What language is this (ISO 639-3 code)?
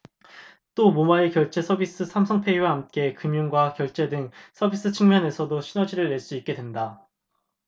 kor